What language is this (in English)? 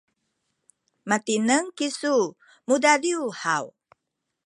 Sakizaya